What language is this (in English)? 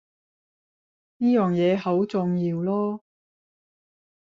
Cantonese